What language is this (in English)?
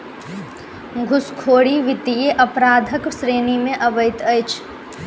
Maithili